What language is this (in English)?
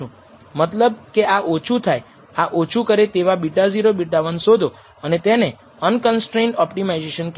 Gujarati